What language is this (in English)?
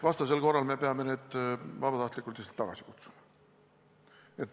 Estonian